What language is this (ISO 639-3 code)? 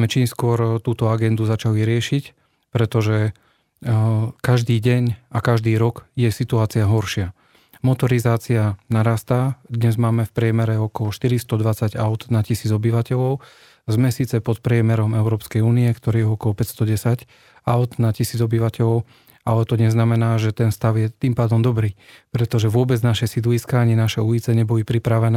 slk